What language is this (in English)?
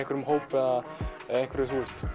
Icelandic